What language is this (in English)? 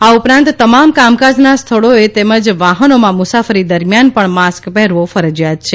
Gujarati